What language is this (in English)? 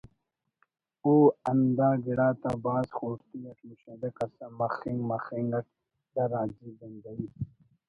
Brahui